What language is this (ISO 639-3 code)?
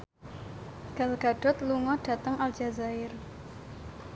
jav